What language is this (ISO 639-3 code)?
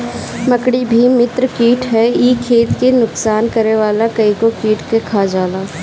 bho